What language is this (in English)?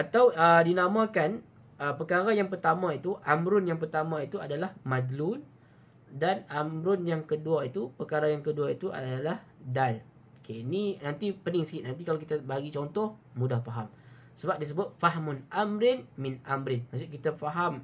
Malay